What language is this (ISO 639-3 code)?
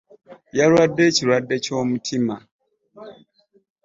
lug